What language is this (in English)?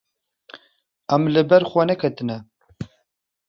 Kurdish